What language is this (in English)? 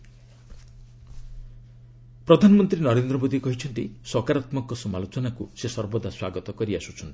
Odia